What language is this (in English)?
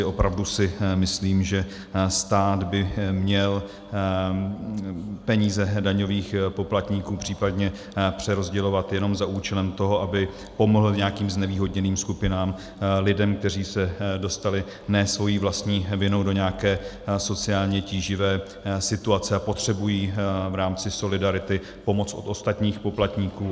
Czech